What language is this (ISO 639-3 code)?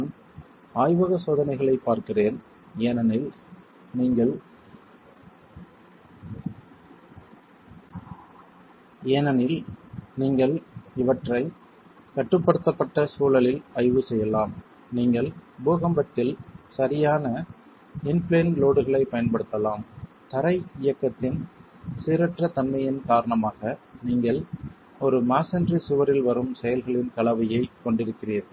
tam